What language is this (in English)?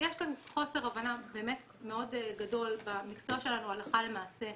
Hebrew